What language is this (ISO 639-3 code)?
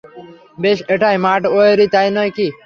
ben